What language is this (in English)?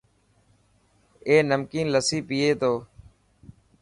Dhatki